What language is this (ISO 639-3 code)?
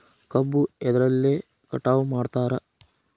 kan